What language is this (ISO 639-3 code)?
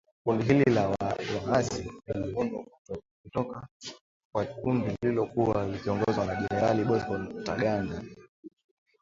swa